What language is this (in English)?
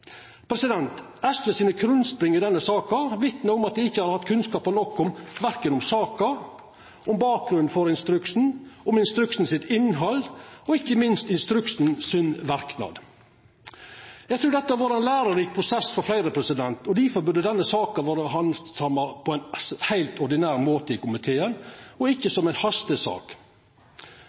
Norwegian Nynorsk